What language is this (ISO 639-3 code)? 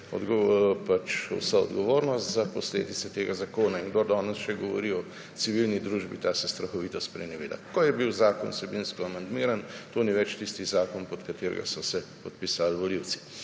slv